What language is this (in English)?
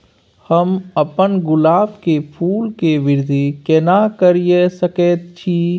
Maithili